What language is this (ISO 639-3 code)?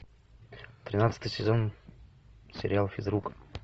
rus